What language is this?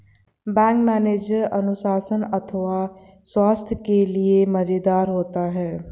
Hindi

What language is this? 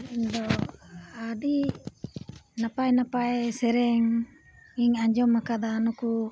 Santali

